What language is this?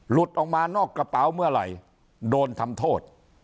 Thai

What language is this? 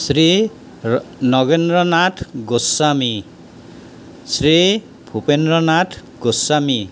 Assamese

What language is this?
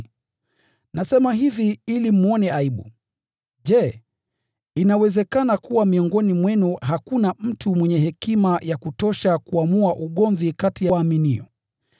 Swahili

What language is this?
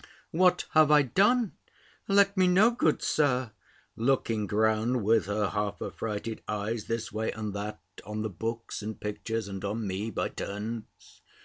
English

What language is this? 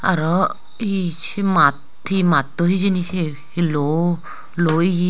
Chakma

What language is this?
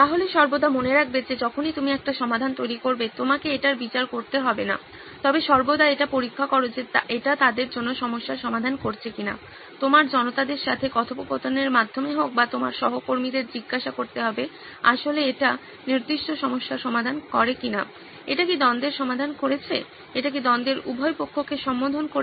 Bangla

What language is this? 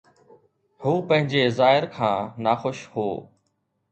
Sindhi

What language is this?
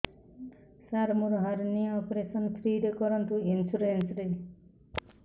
Odia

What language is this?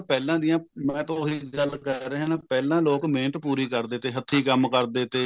Punjabi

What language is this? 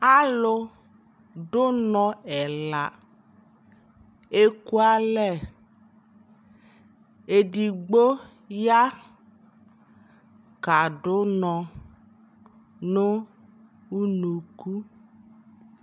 Ikposo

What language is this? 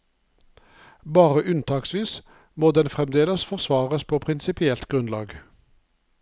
Norwegian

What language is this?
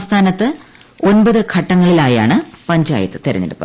Malayalam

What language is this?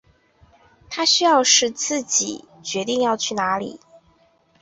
Chinese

